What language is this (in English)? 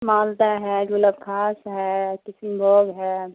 Urdu